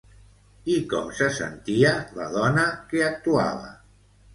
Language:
Catalan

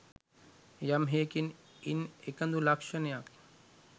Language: Sinhala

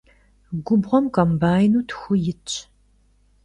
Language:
Kabardian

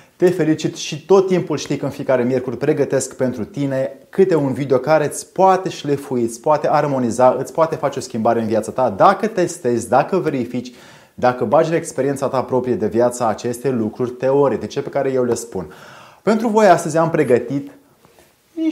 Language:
Romanian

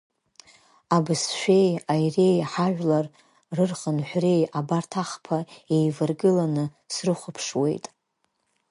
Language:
Abkhazian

